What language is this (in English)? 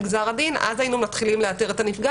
Hebrew